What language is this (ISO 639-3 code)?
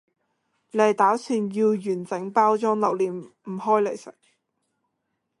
yue